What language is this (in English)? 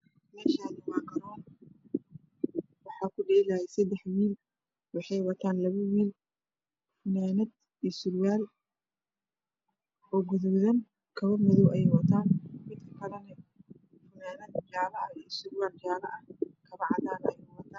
Somali